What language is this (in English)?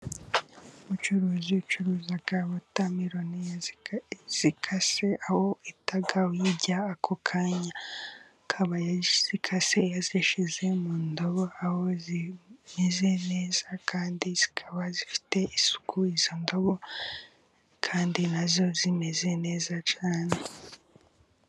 Kinyarwanda